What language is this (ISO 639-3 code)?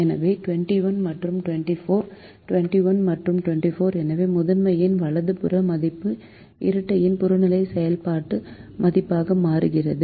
tam